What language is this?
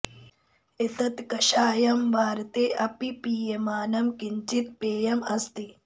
Sanskrit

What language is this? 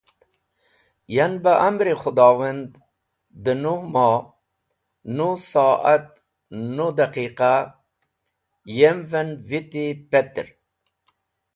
Wakhi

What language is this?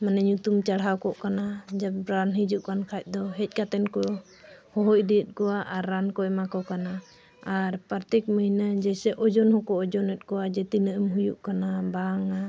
Santali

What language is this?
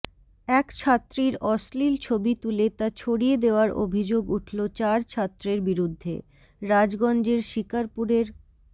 Bangla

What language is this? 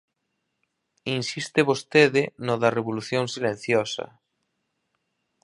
Galician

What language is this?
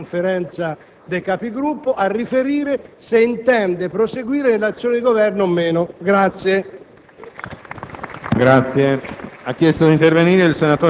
Italian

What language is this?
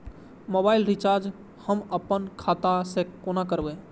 Maithili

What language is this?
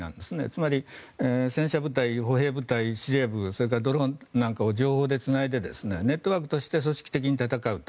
Japanese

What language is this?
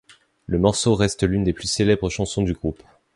French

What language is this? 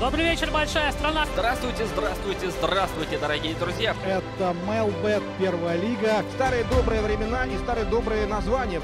Russian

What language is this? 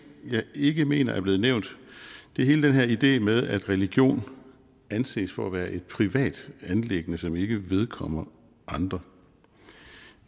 Danish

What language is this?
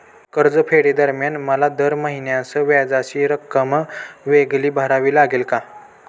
Marathi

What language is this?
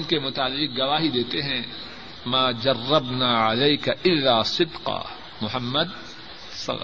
Urdu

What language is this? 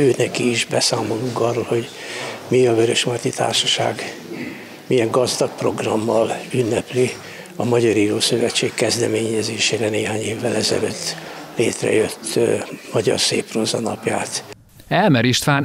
Hungarian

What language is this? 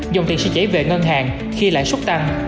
Vietnamese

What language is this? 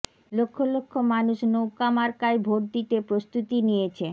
Bangla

